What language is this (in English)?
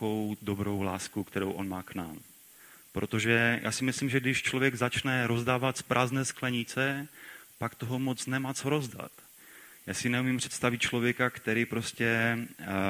Czech